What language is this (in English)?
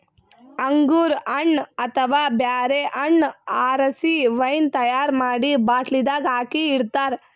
Kannada